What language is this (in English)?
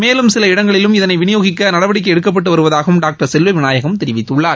Tamil